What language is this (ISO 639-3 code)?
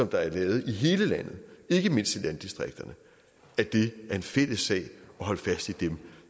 dan